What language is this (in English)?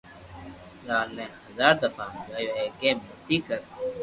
Loarki